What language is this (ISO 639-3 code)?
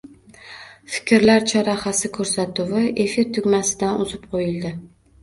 uzb